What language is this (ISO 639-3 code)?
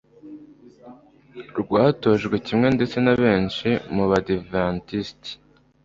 kin